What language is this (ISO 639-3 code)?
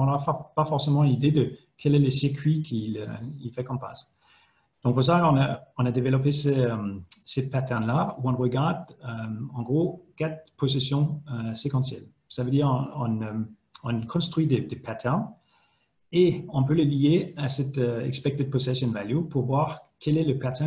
fra